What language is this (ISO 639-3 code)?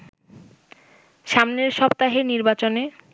ben